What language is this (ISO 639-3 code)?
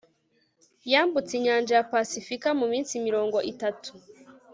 kin